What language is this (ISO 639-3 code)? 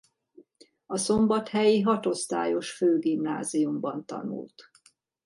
hun